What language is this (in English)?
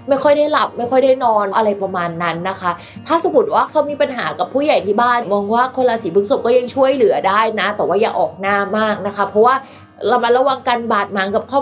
Thai